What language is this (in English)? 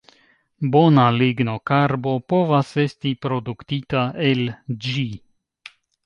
Esperanto